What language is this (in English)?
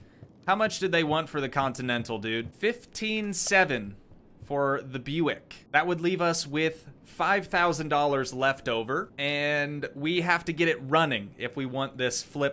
English